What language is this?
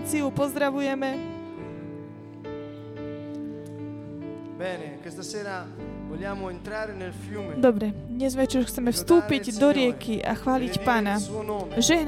Slovak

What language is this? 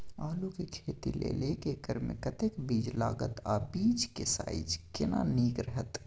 Maithili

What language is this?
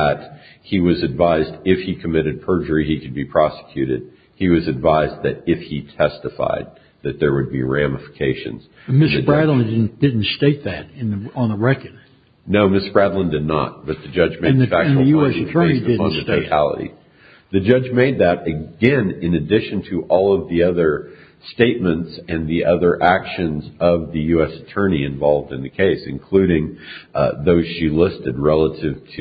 English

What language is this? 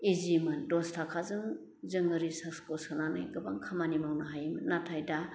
Bodo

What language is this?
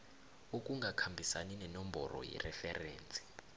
South Ndebele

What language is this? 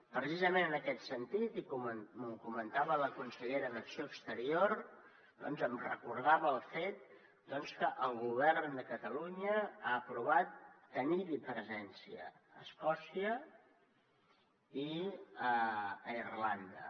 Catalan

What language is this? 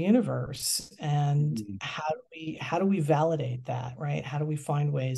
English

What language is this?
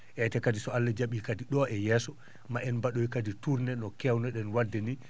Fula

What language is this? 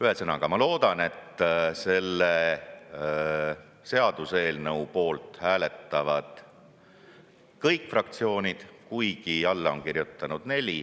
Estonian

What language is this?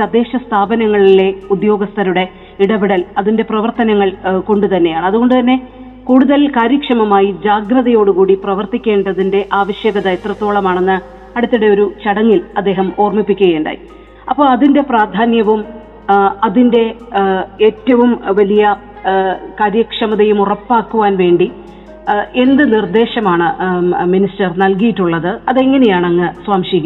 Malayalam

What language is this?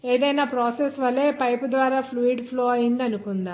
Telugu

